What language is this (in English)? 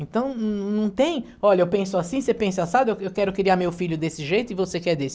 Portuguese